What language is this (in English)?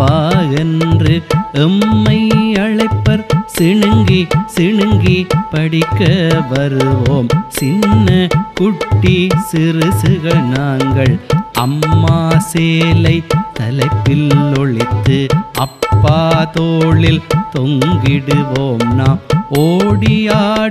Tamil